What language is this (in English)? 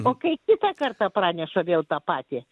Lithuanian